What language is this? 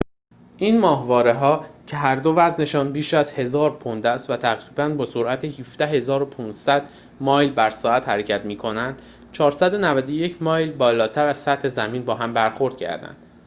Persian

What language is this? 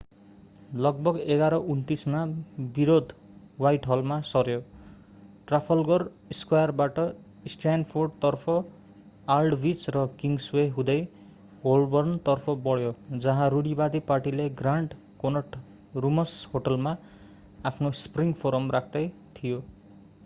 Nepali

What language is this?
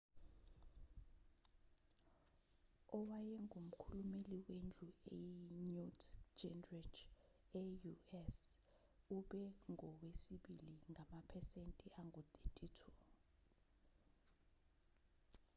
Zulu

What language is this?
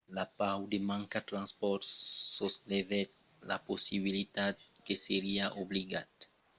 Occitan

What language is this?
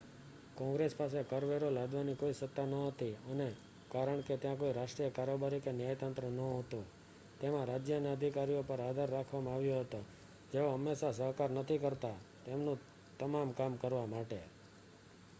Gujarati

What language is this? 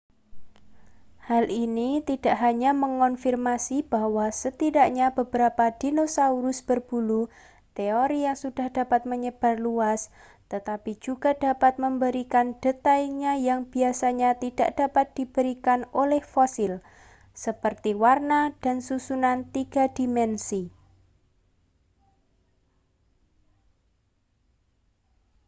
Indonesian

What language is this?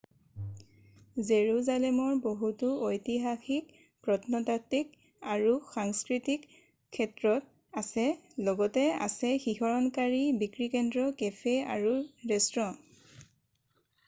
Assamese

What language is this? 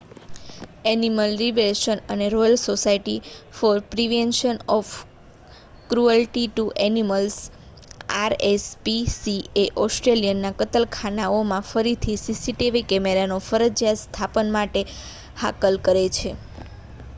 Gujarati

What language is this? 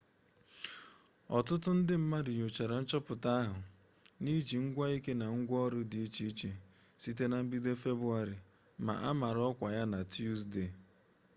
Igbo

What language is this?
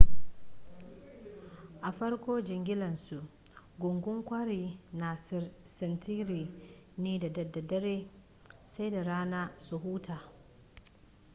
Hausa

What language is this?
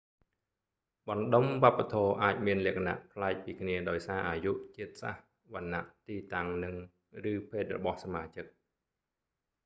Khmer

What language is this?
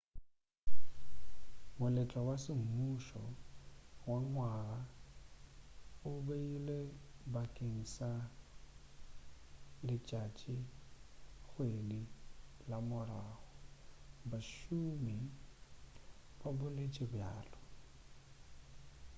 Northern Sotho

